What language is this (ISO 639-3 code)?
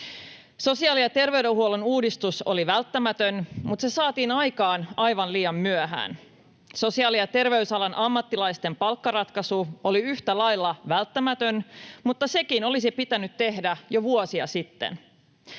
fin